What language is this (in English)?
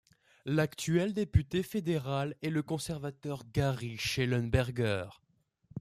French